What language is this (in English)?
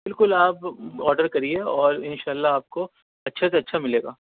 Urdu